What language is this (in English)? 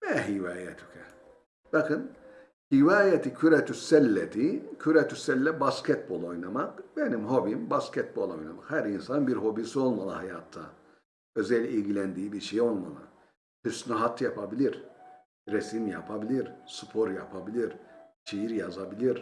Turkish